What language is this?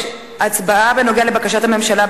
Hebrew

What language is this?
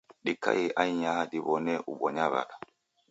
Taita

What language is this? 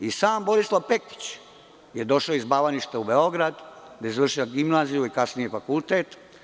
Serbian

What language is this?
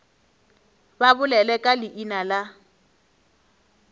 Northern Sotho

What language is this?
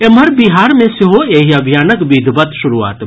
Maithili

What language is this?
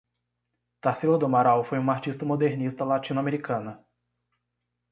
Portuguese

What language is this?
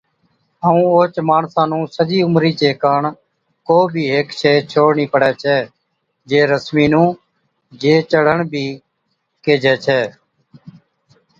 Od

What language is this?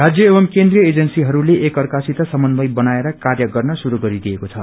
Nepali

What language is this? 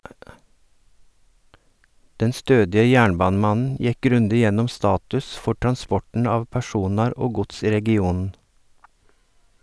Norwegian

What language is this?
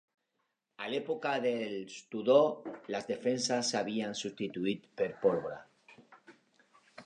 Catalan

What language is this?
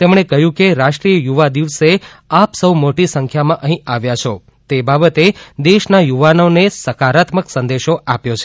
Gujarati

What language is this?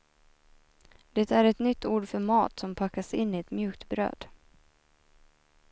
Swedish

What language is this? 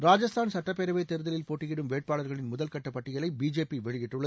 Tamil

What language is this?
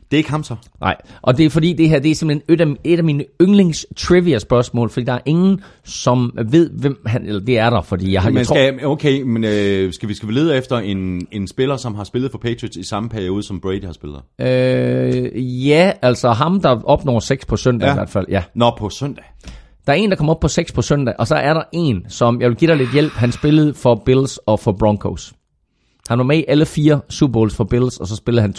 Danish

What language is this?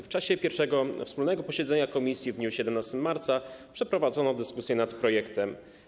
Polish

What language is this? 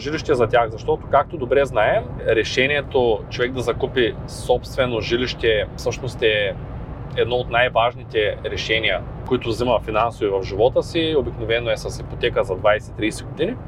Bulgarian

